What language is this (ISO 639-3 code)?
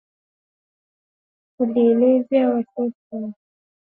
swa